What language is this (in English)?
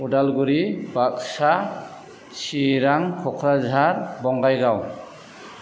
Bodo